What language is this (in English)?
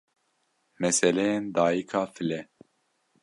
Kurdish